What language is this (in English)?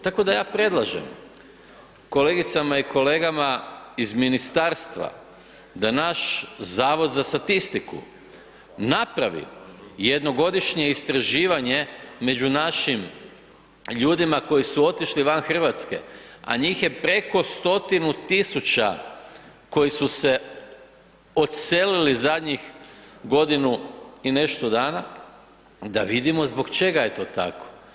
Croatian